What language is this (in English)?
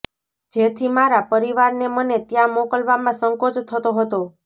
Gujarati